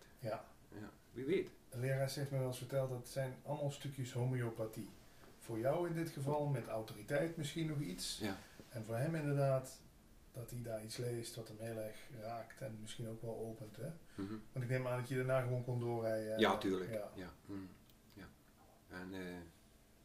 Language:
Dutch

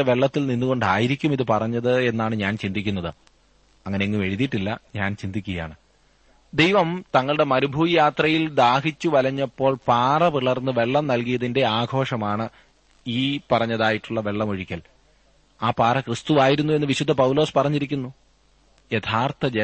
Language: Malayalam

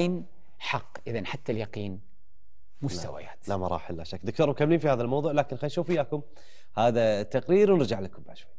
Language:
Arabic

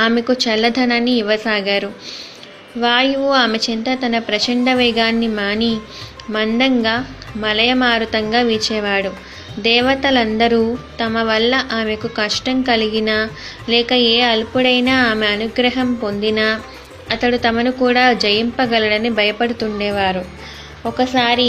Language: Telugu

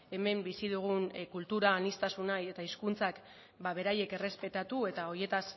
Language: Basque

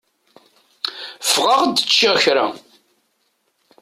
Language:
Kabyle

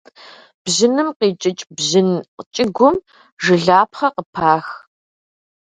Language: Kabardian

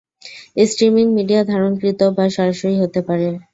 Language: Bangla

